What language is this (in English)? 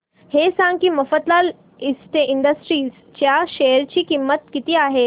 Marathi